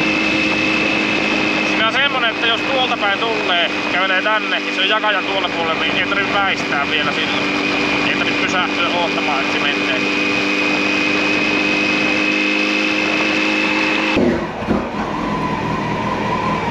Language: Finnish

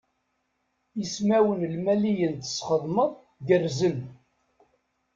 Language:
Kabyle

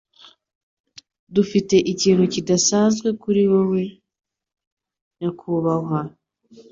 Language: Kinyarwanda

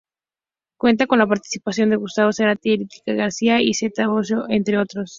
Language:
Spanish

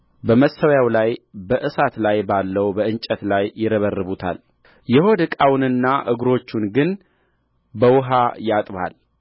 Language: Amharic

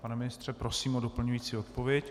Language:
Czech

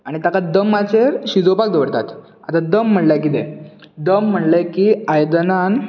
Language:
Konkani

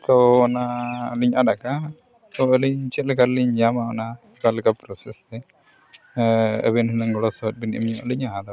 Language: Santali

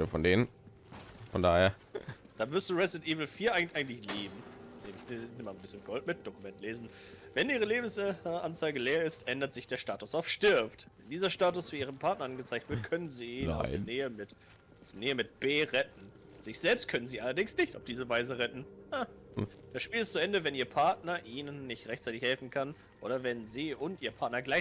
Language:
German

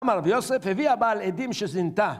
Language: Hebrew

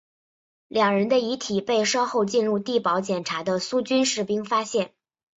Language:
Chinese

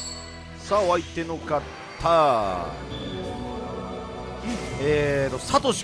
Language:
Japanese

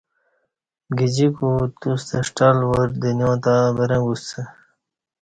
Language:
Kati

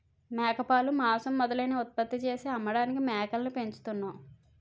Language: Telugu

